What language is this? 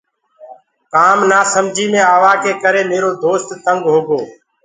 Gurgula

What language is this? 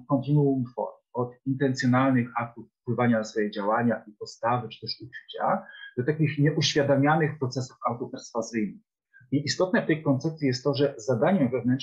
Polish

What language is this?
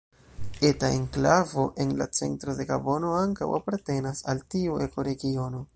Esperanto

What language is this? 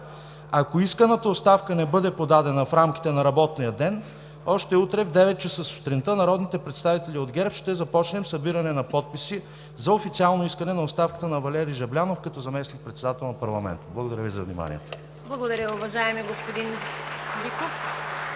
Bulgarian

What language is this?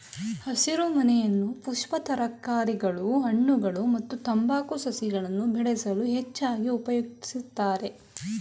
Kannada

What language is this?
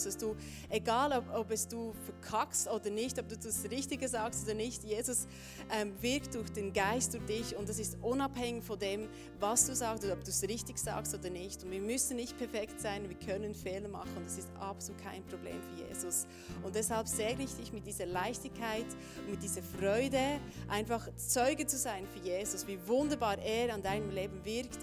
German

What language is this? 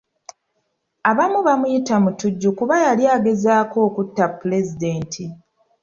Ganda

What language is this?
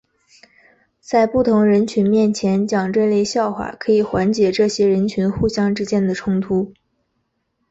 Chinese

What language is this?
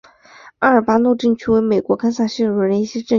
Chinese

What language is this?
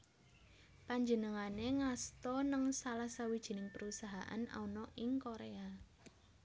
Javanese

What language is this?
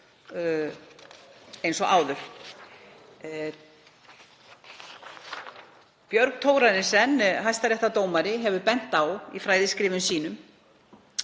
Icelandic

